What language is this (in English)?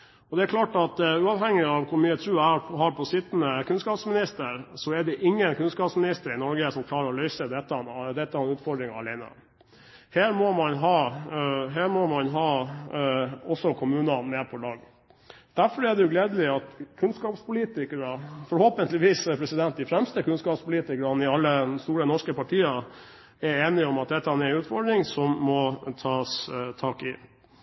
Norwegian Bokmål